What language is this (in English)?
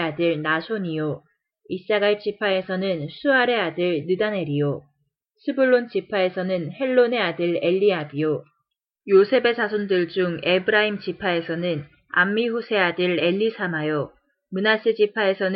Korean